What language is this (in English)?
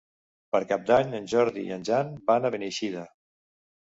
Catalan